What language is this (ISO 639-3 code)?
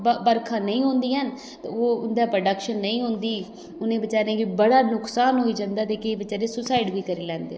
doi